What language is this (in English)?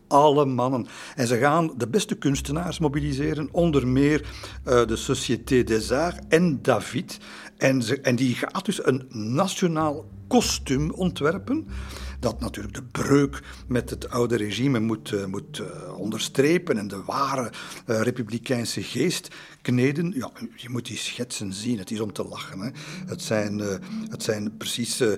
Dutch